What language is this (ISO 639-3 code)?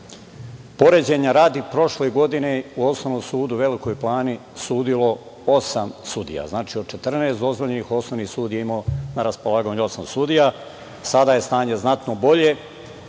srp